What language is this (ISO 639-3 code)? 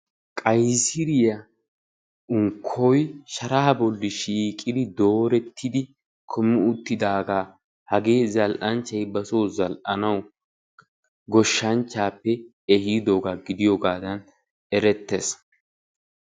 wal